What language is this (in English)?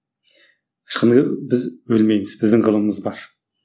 Kazakh